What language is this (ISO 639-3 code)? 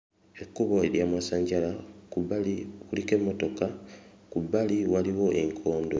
lug